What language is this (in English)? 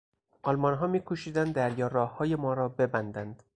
Persian